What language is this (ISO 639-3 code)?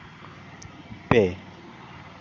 sat